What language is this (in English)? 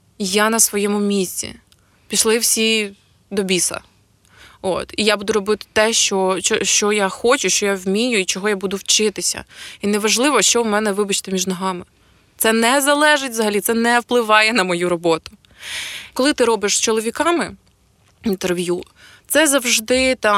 Ukrainian